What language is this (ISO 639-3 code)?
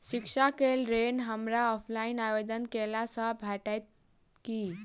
mai